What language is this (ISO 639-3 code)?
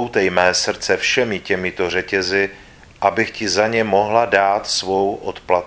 ces